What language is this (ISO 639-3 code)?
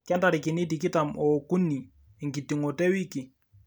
mas